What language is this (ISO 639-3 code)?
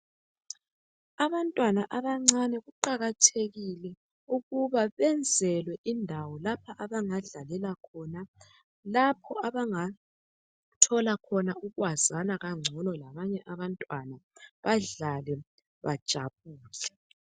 nde